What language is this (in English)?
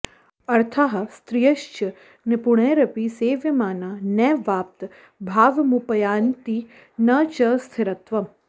Sanskrit